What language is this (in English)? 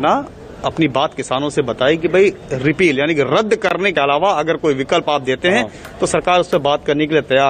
Hindi